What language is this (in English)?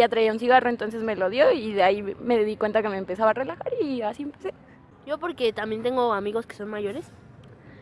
Spanish